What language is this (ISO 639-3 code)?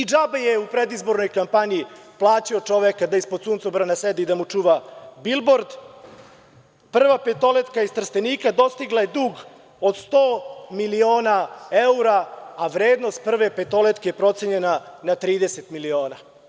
srp